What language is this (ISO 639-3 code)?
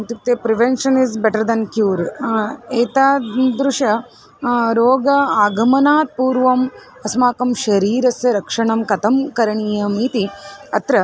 san